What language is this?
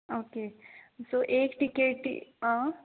Konkani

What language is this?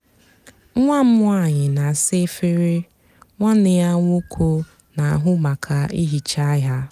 Igbo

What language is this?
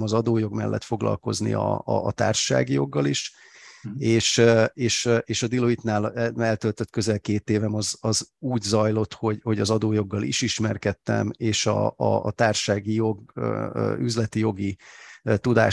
Hungarian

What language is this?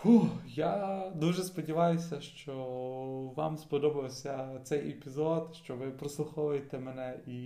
Ukrainian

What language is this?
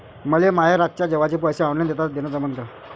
Marathi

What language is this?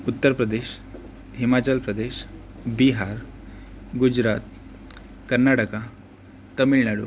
Marathi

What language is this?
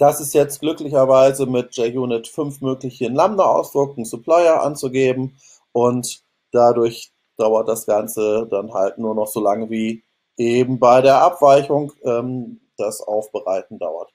German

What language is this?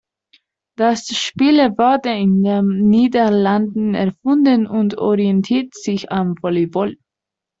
German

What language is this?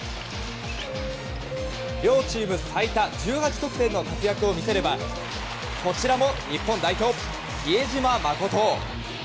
Japanese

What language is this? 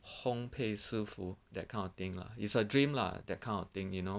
English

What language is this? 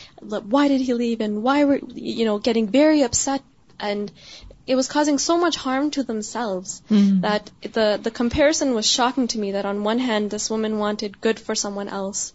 Urdu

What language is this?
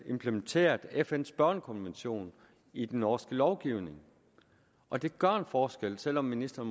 Danish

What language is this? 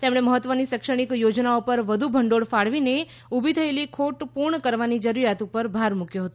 Gujarati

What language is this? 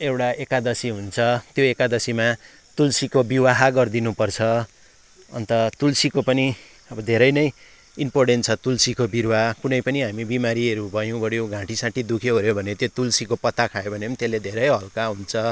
Nepali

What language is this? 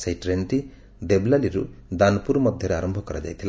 Odia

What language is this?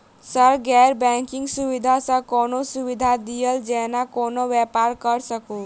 Maithili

